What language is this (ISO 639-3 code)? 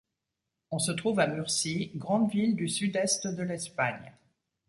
fra